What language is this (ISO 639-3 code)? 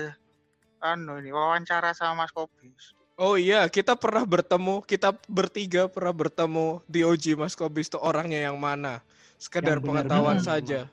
ind